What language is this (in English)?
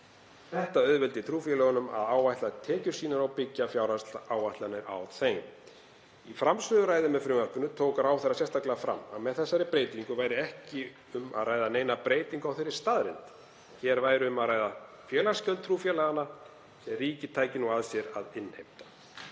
Icelandic